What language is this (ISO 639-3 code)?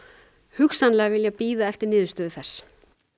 isl